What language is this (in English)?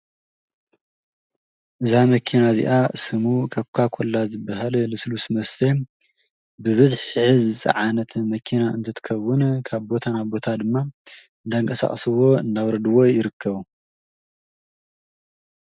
Tigrinya